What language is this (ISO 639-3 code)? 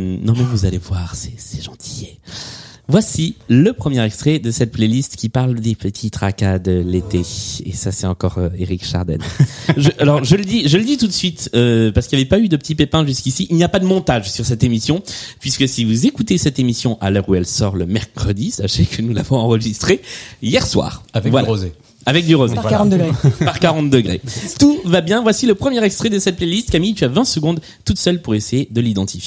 fra